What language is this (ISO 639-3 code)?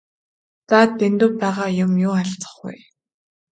mon